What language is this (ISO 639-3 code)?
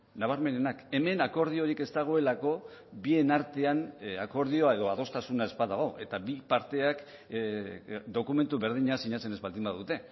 eus